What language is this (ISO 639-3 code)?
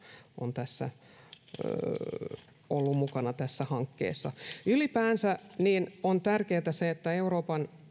fin